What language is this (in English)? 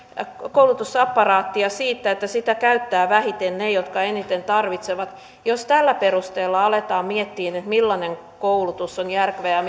Finnish